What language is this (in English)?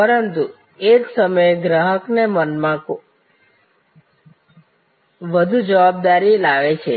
Gujarati